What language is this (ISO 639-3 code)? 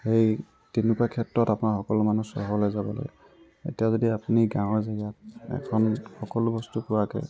asm